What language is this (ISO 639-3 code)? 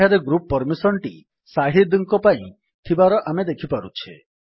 ori